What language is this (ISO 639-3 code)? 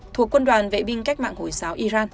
vie